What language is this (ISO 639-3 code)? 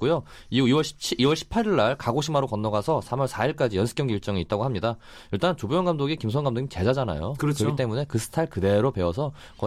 kor